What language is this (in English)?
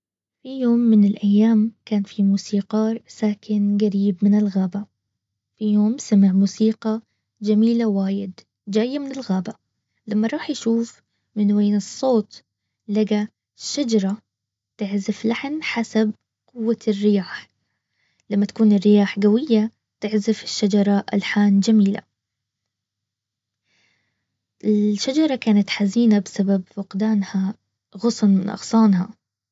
Baharna Arabic